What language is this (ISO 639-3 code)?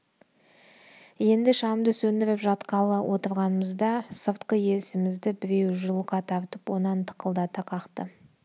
kaz